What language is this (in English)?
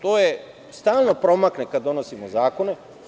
Serbian